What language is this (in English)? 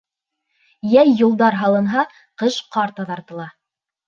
Bashkir